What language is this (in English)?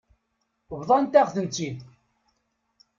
Kabyle